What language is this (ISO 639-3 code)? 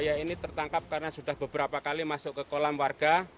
ind